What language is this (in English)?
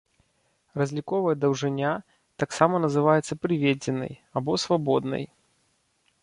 Belarusian